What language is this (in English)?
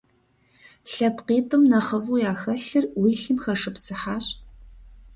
Kabardian